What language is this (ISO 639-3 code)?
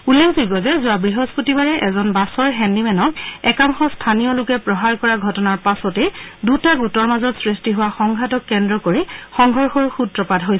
asm